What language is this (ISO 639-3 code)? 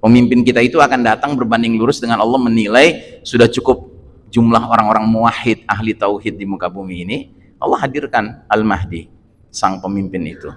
ind